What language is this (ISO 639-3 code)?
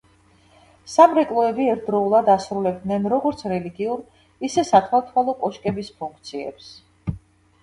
kat